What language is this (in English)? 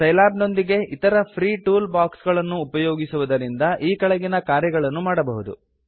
Kannada